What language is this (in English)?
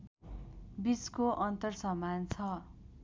Nepali